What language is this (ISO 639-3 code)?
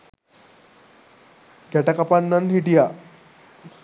sin